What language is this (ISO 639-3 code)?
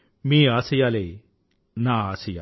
tel